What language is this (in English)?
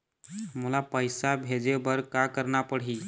Chhattisgarhi